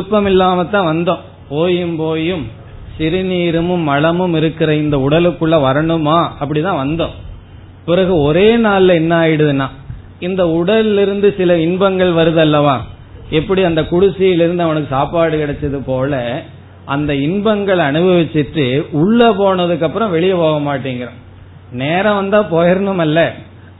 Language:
Tamil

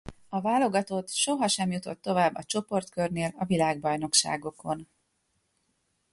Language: Hungarian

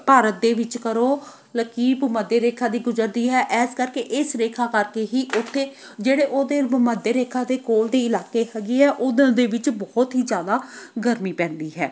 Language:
Punjabi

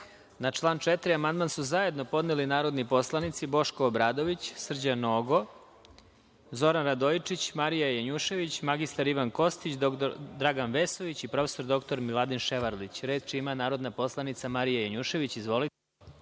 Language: Serbian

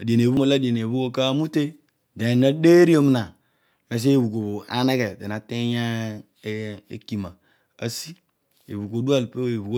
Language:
Odual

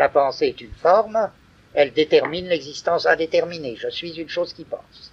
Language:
French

